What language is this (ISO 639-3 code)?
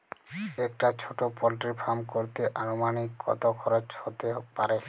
ben